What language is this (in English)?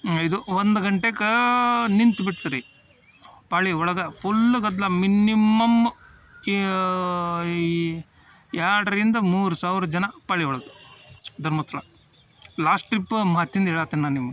Kannada